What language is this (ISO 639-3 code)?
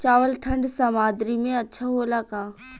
bho